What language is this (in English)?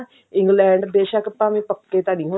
Punjabi